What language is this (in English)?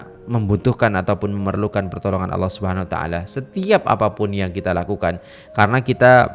Indonesian